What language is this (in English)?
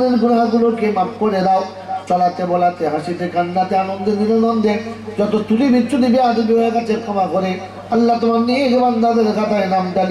Korean